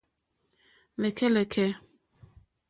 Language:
Mokpwe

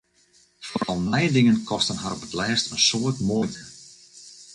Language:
Western Frisian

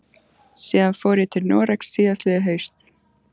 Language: Icelandic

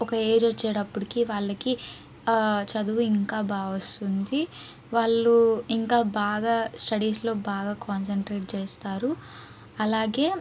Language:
Telugu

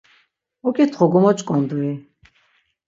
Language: Laz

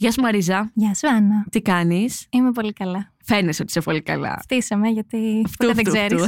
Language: Greek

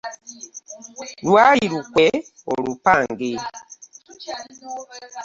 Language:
Ganda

